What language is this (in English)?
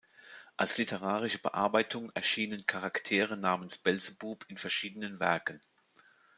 German